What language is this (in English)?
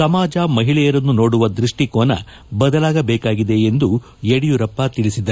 Kannada